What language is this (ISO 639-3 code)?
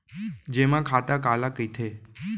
hne